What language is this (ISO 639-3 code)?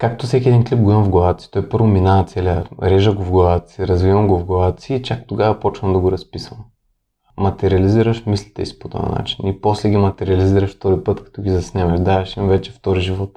bul